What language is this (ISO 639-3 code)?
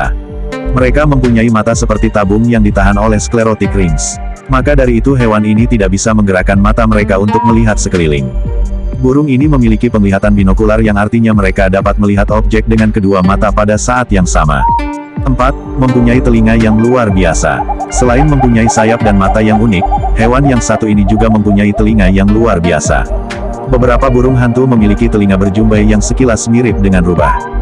ind